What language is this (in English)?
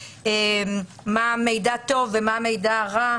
Hebrew